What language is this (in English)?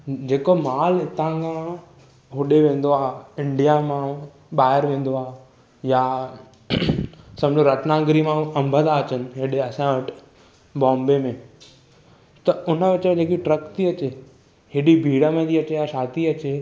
Sindhi